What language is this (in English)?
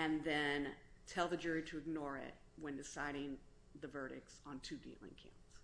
English